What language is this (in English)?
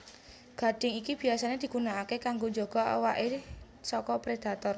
Javanese